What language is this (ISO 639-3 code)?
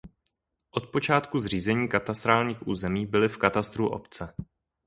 ces